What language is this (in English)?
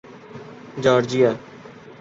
Urdu